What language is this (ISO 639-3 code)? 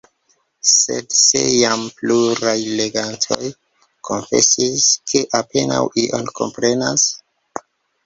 epo